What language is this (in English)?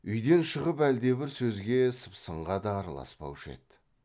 Kazakh